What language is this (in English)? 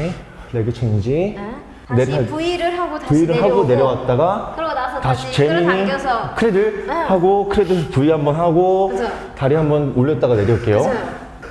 Korean